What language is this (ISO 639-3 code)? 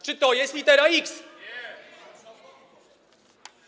pol